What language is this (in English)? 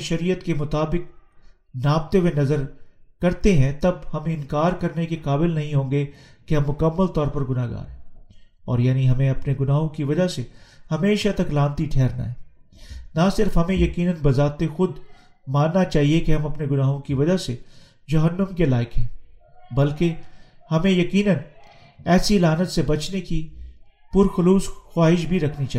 Urdu